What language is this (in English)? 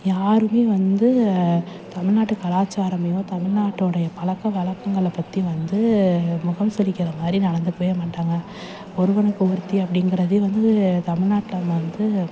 Tamil